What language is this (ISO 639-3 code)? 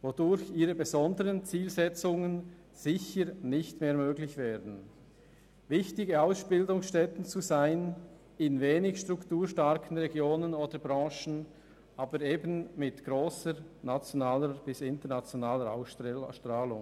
gsw